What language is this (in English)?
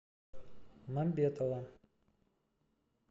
Russian